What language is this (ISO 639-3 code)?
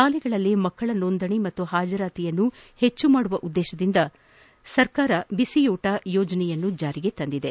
kan